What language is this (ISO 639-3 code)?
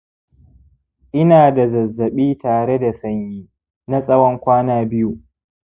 hau